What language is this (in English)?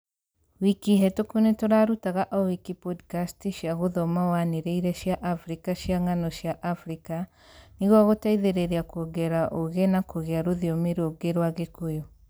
Kikuyu